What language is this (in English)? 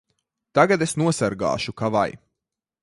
Latvian